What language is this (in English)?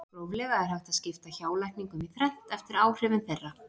Icelandic